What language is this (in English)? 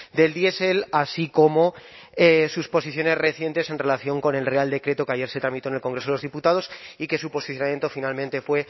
Spanish